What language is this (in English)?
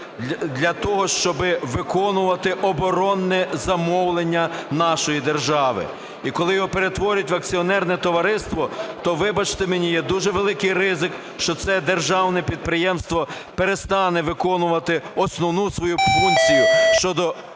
Ukrainian